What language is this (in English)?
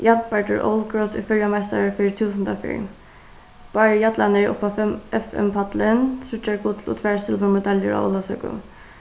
Faroese